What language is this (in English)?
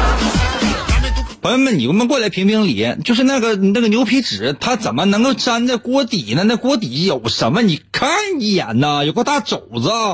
Chinese